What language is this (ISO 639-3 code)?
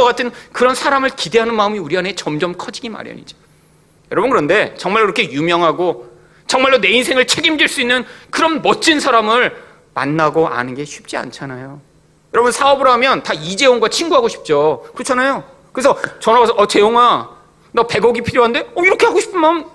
kor